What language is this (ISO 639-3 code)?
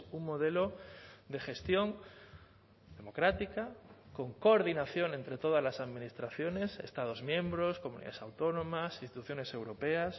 spa